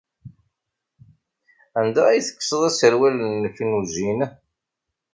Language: Kabyle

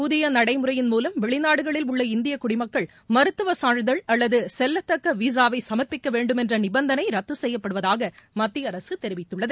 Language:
Tamil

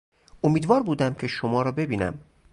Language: Persian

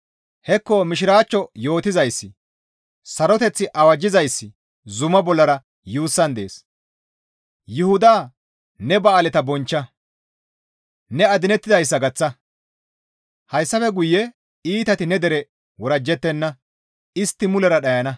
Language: Gamo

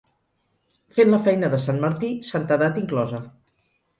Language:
Catalan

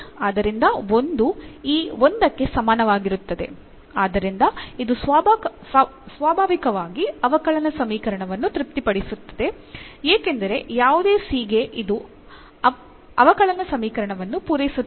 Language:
Kannada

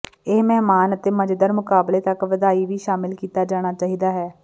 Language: Punjabi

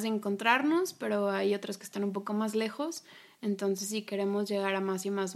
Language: Spanish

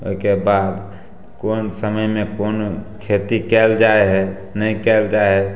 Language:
Maithili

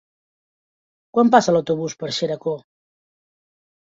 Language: Catalan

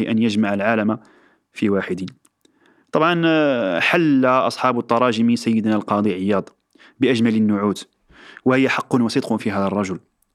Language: Arabic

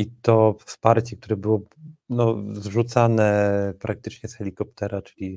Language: Polish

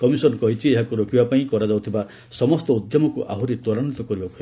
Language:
Odia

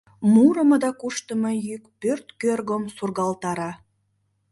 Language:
Mari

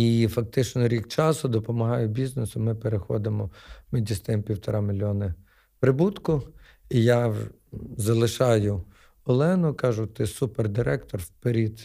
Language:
Ukrainian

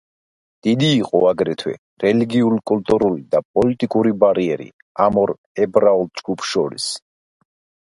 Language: Georgian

